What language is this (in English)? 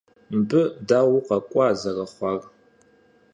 Kabardian